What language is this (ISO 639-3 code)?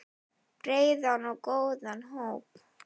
isl